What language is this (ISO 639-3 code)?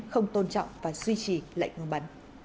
vie